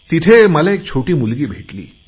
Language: Marathi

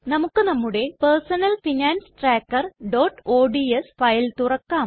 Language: Malayalam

